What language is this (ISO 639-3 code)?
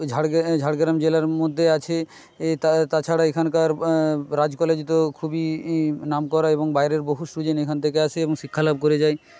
ben